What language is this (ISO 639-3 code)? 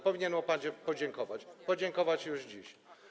pol